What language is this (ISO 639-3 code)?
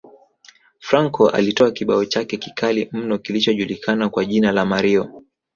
swa